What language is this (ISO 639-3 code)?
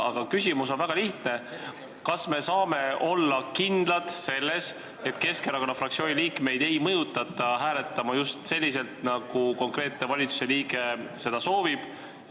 est